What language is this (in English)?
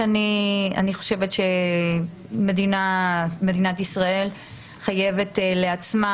Hebrew